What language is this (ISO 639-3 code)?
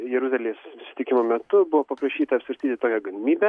lit